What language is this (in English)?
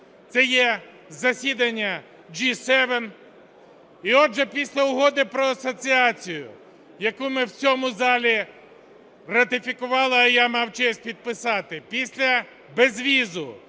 Ukrainian